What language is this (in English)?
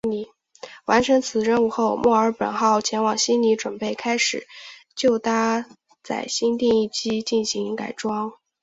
Chinese